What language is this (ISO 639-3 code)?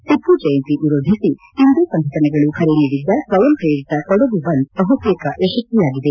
kan